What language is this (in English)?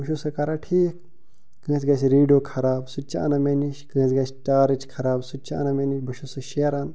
Kashmiri